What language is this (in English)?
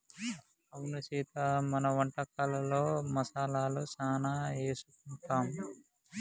Telugu